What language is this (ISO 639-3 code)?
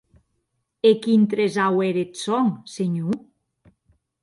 oci